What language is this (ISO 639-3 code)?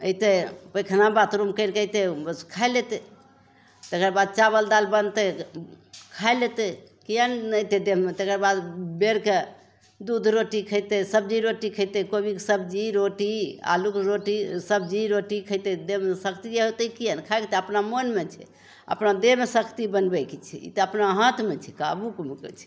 mai